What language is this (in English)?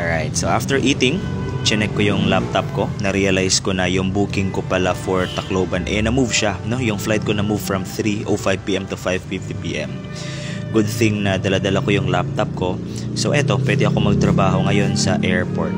Filipino